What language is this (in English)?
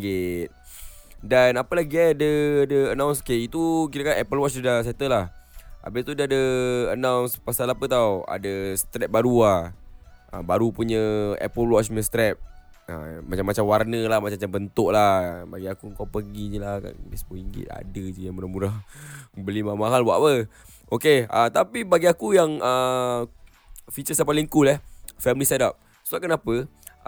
Malay